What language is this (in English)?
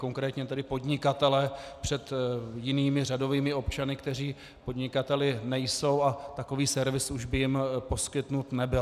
Czech